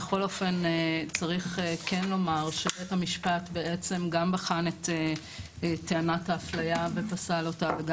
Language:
Hebrew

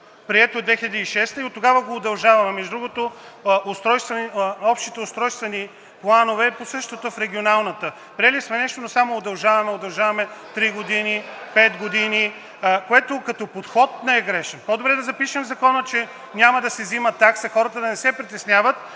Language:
Bulgarian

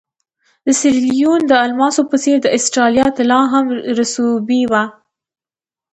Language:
Pashto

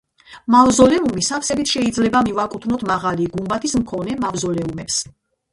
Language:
Georgian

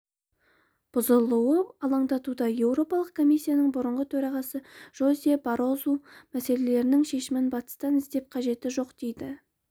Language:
Kazakh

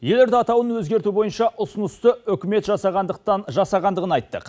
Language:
Kazakh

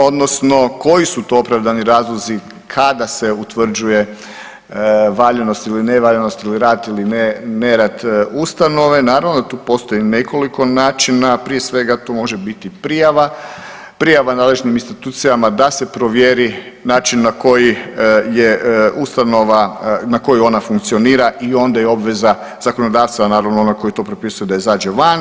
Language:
Croatian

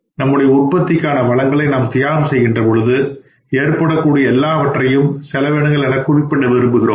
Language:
Tamil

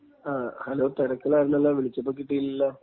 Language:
Malayalam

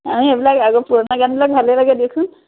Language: Assamese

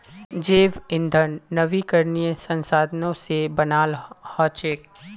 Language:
Magahi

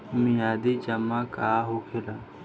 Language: Bhojpuri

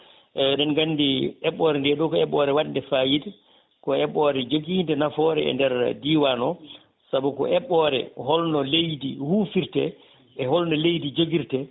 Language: Fula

